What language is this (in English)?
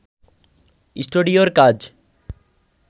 Bangla